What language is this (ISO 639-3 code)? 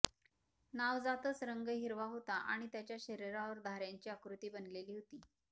mar